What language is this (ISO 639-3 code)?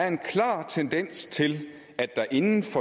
dan